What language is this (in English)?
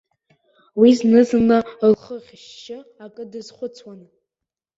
Abkhazian